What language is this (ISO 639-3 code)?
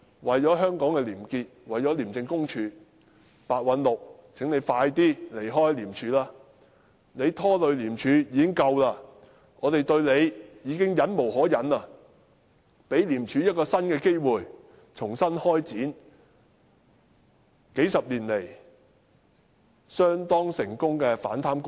yue